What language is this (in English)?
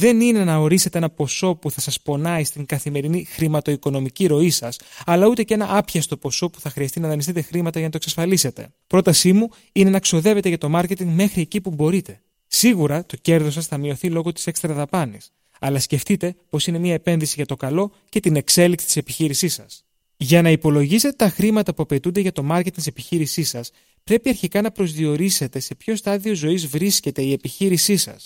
Greek